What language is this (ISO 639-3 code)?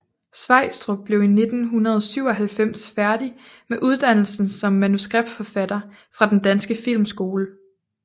dan